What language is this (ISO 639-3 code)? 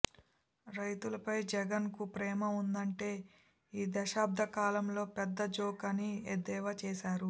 tel